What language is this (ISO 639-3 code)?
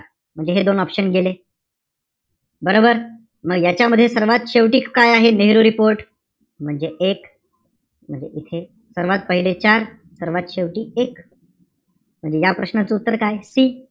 mar